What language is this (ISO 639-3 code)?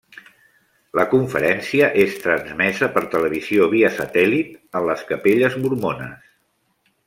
cat